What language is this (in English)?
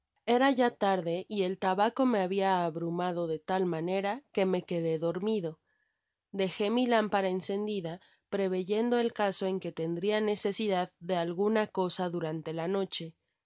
Spanish